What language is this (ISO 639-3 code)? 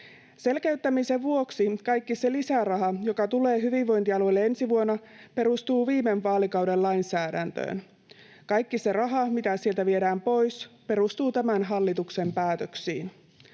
fin